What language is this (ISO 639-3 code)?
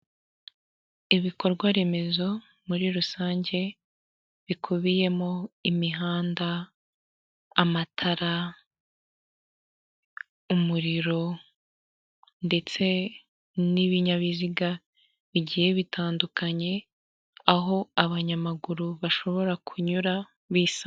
kin